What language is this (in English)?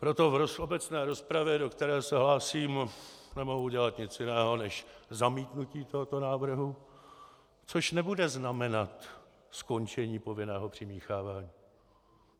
Czech